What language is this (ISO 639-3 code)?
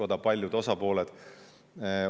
est